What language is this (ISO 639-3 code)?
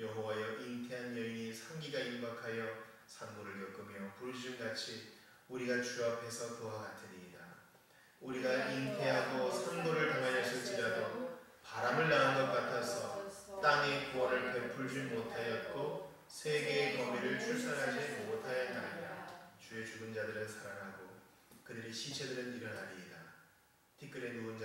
kor